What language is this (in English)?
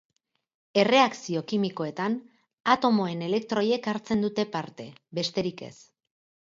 Basque